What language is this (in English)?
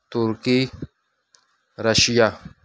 Urdu